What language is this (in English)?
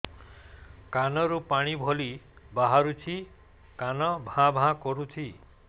Odia